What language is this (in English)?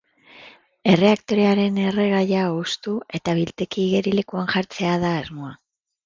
Basque